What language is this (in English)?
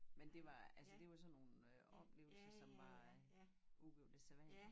Danish